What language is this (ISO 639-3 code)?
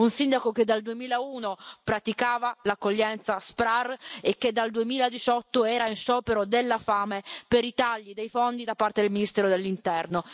ita